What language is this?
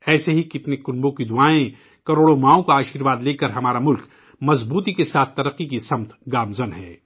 Urdu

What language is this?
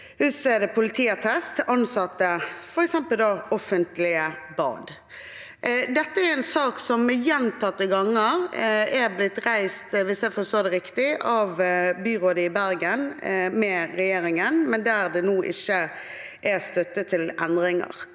Norwegian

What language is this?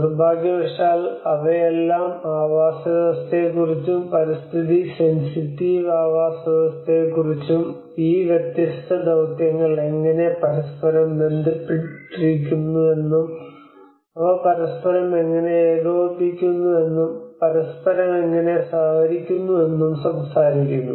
Malayalam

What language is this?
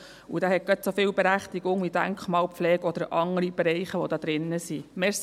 Swiss German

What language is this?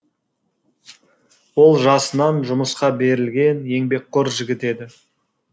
Kazakh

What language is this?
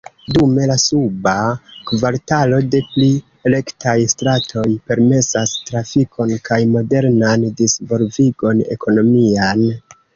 Esperanto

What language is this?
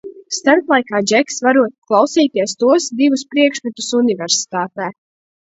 Latvian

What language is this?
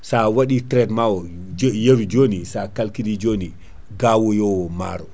Fula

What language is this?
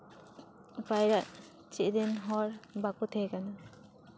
Santali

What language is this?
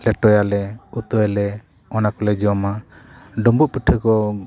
Santali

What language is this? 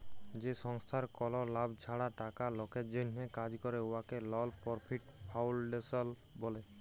Bangla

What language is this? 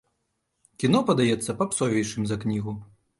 Belarusian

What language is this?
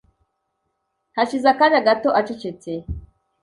Kinyarwanda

